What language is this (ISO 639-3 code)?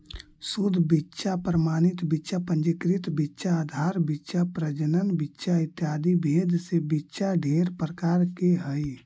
mag